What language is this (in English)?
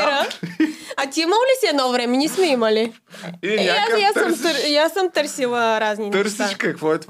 Bulgarian